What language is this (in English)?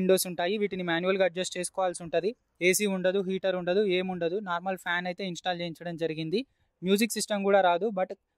Hindi